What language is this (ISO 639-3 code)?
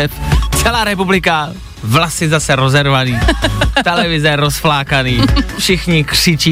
ces